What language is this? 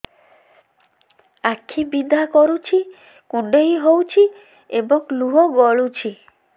Odia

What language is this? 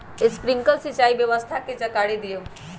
Magahi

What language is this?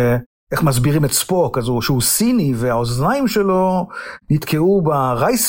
Hebrew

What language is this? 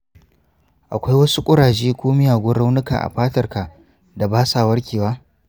Hausa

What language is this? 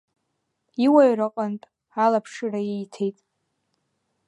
Abkhazian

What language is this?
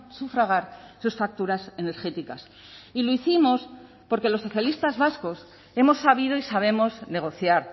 Spanish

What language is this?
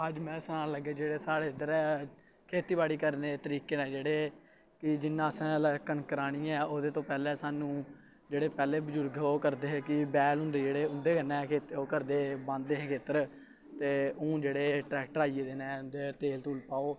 Dogri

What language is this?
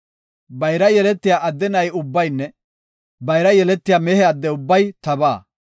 Gofa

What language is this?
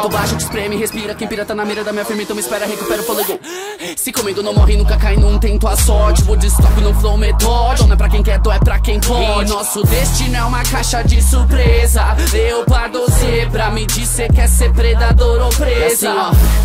Portuguese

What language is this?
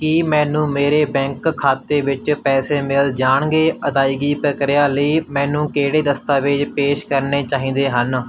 Punjabi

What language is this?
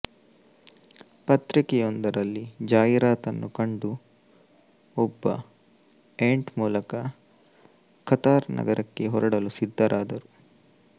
Kannada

